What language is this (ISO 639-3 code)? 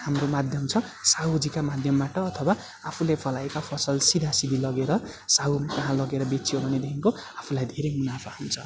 nep